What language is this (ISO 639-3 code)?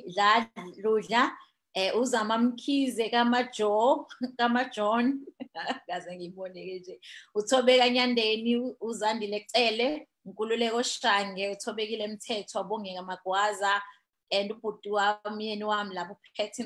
eng